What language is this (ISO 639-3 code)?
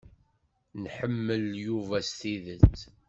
kab